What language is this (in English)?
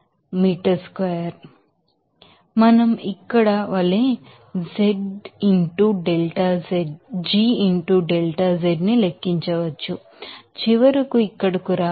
Telugu